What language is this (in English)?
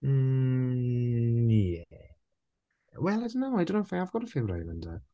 Welsh